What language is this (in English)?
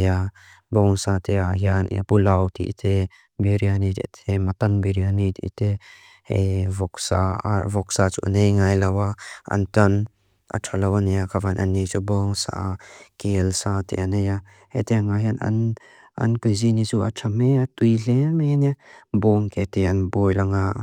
Mizo